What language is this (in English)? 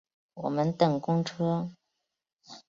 Chinese